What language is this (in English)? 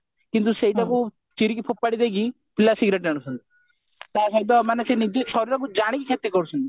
Odia